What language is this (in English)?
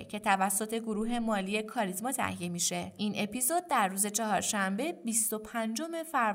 Persian